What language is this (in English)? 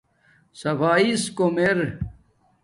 Domaaki